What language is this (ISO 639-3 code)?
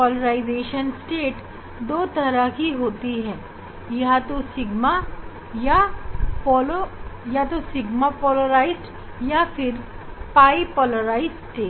hin